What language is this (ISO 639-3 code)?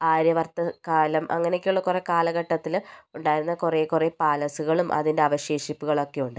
mal